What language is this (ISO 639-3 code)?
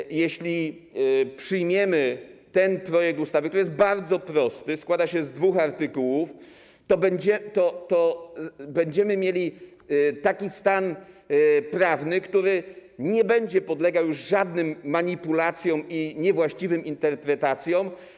pol